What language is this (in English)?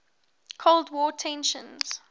English